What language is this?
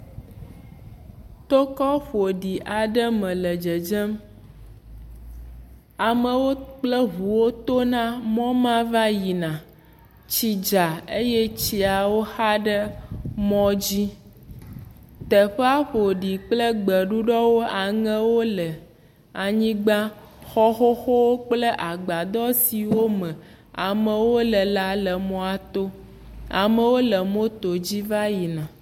Ewe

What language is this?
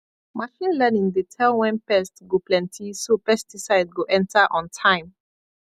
Nigerian Pidgin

